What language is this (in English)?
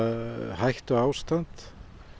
Icelandic